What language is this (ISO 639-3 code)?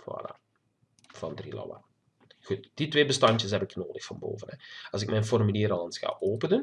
nld